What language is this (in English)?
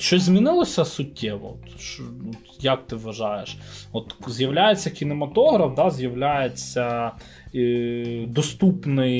Ukrainian